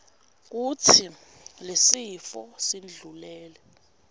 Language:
Swati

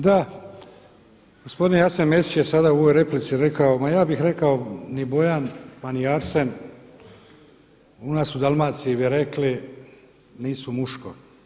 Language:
Croatian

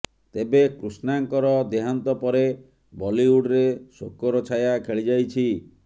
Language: Odia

